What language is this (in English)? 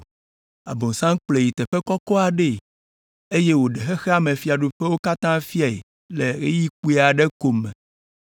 Ewe